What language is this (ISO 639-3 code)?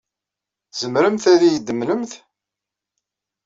kab